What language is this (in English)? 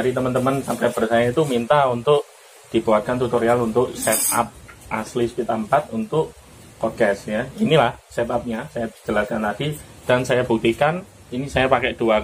Indonesian